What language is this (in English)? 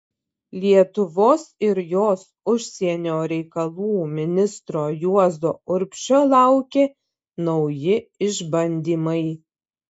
Lithuanian